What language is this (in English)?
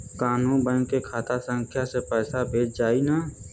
Bhojpuri